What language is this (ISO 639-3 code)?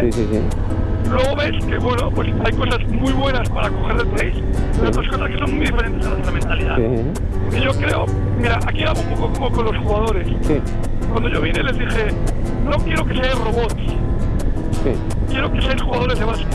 spa